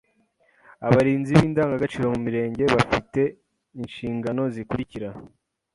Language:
Kinyarwanda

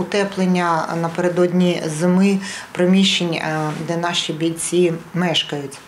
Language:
Ukrainian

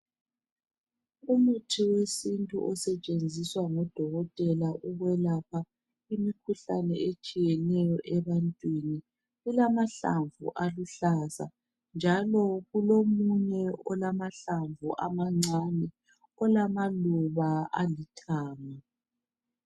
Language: North Ndebele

